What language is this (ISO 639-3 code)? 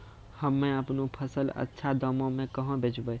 mai